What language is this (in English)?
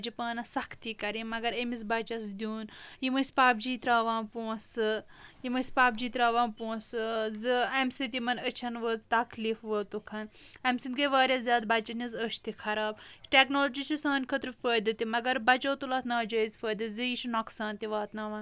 Kashmiri